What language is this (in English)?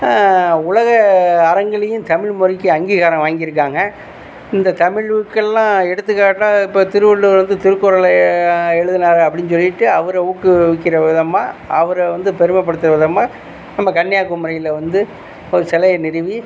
Tamil